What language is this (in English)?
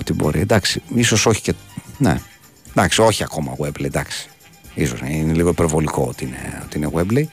Greek